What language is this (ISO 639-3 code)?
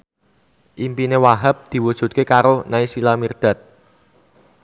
jav